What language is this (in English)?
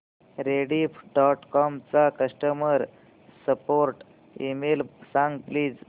Marathi